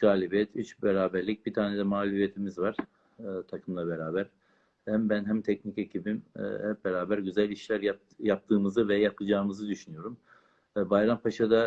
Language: Turkish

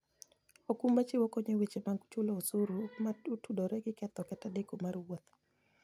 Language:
Luo (Kenya and Tanzania)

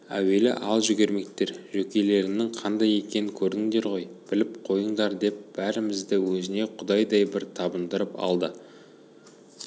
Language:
Kazakh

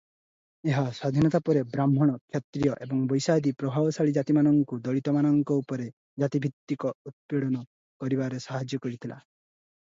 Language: Odia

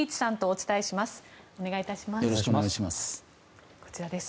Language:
Japanese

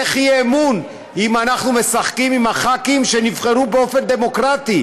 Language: Hebrew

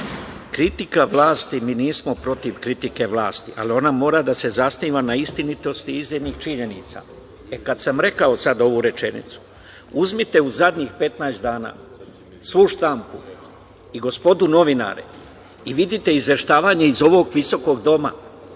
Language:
Serbian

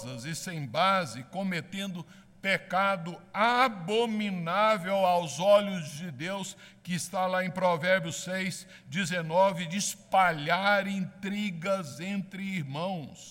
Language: Portuguese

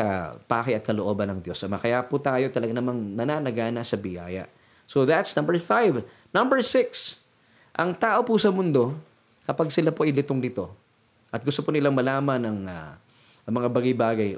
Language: Filipino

